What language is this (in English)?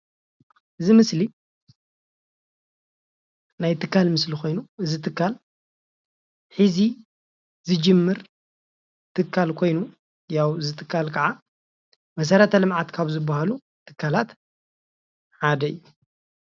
Tigrinya